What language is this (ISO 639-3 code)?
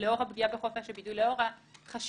heb